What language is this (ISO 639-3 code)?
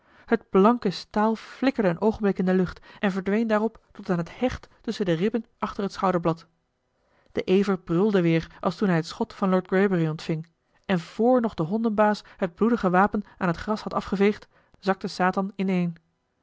nld